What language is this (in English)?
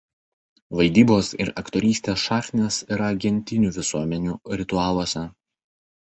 Lithuanian